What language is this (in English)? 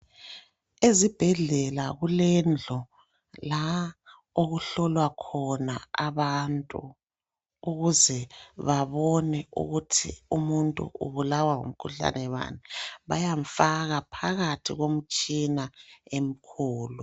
North Ndebele